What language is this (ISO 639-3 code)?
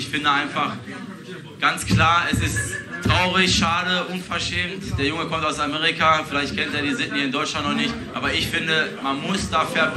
deu